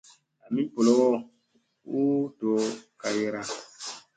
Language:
Musey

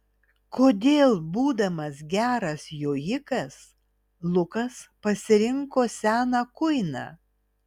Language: Lithuanian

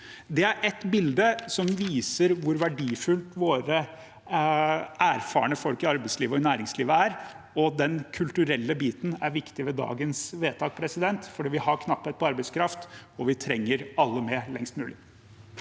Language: Norwegian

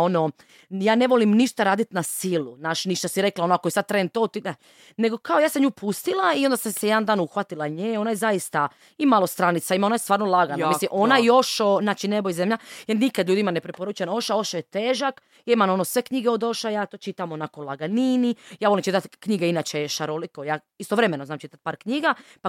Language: Croatian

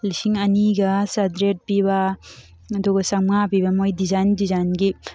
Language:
Manipuri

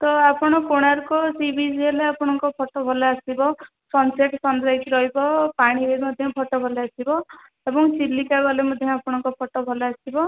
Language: Odia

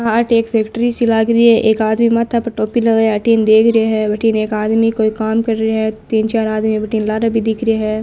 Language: Marwari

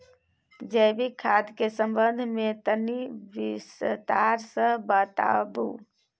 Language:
Maithili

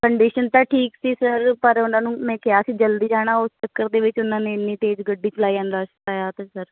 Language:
Punjabi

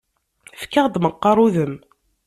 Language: Kabyle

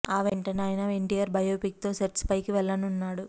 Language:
Telugu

